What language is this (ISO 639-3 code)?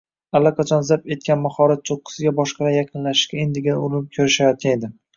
uzb